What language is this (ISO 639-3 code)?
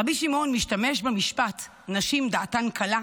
heb